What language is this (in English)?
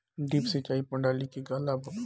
Bhojpuri